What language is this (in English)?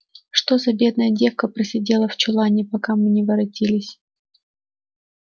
Russian